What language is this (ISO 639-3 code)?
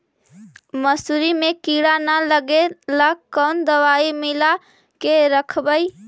mag